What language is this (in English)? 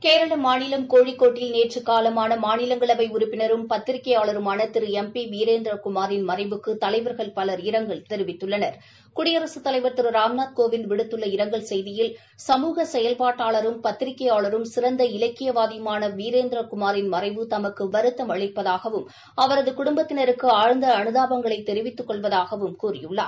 Tamil